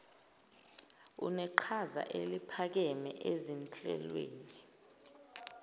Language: Zulu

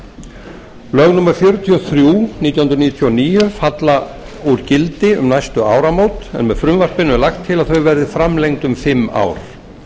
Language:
Icelandic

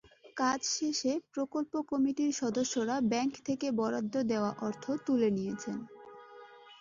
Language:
Bangla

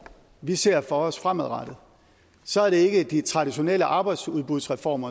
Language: Danish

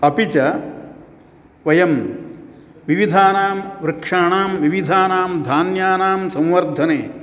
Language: Sanskrit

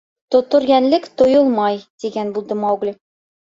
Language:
Bashkir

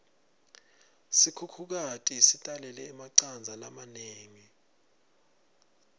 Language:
Swati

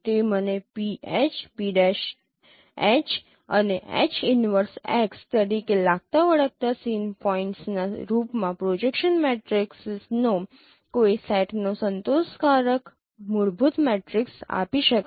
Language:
Gujarati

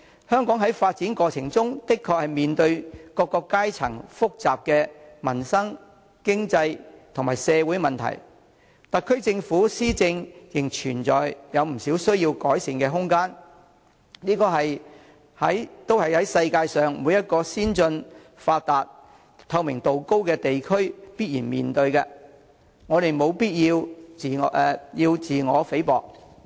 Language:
Cantonese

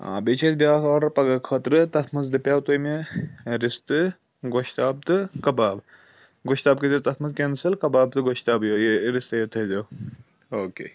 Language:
Kashmiri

